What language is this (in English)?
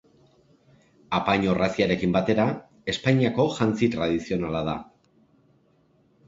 Basque